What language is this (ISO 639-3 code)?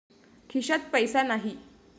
mar